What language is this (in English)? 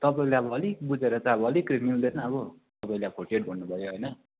Nepali